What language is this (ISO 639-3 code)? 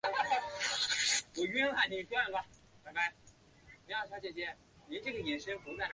zho